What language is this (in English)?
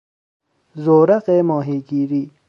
Persian